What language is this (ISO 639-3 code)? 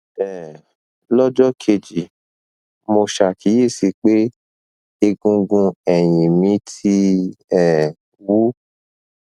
yor